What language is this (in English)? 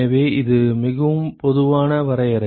Tamil